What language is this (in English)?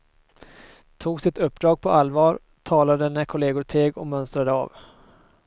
Swedish